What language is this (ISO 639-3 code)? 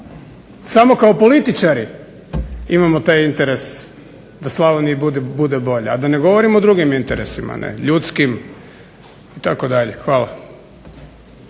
hrv